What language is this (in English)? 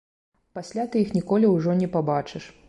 Belarusian